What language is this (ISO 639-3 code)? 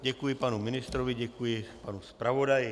ces